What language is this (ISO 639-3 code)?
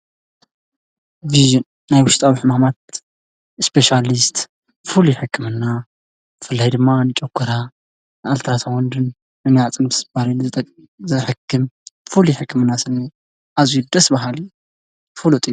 tir